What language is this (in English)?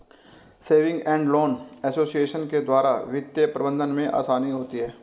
Hindi